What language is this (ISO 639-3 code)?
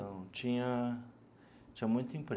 por